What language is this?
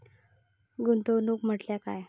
Marathi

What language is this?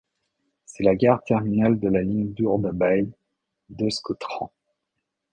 French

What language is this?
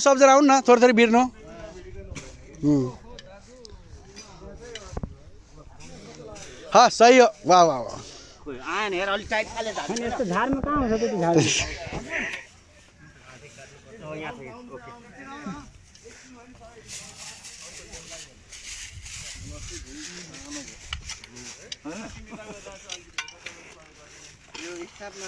Thai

